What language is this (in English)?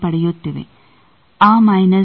Kannada